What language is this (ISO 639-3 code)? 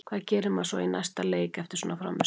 isl